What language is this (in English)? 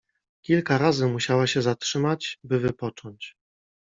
Polish